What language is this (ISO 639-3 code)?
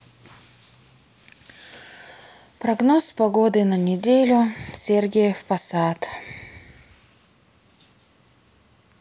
rus